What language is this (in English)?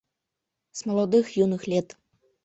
Mari